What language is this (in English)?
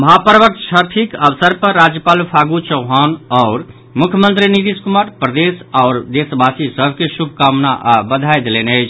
Maithili